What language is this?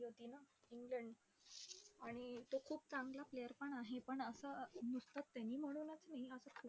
Marathi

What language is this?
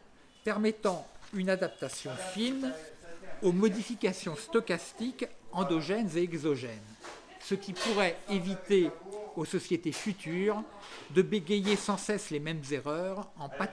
French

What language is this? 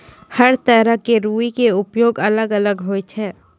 Maithili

